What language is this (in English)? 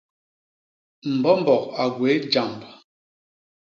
Basaa